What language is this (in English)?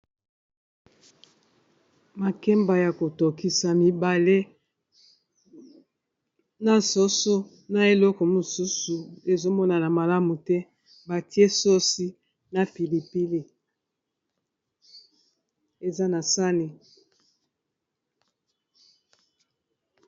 Lingala